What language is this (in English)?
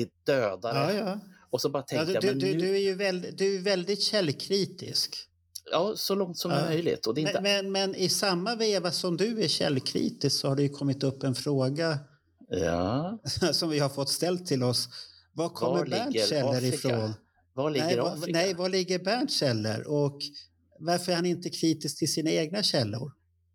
Swedish